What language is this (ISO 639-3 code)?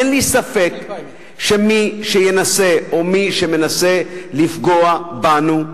heb